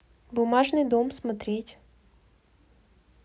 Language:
Russian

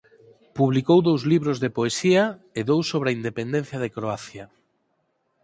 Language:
Galician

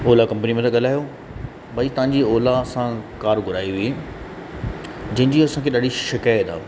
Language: Sindhi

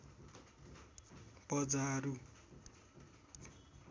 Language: Nepali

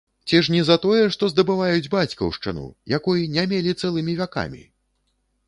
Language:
Belarusian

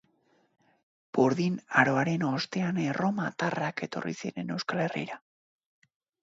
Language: Basque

